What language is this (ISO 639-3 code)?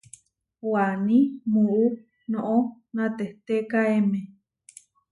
var